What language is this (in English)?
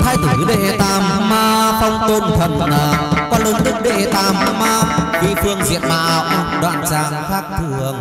Vietnamese